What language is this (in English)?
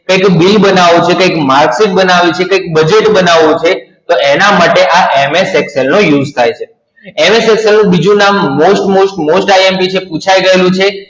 Gujarati